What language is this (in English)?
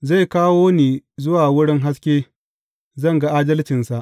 Hausa